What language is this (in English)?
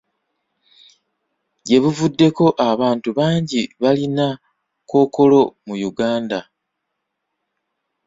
Ganda